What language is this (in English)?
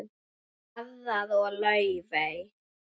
Icelandic